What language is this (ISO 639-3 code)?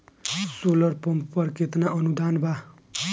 bho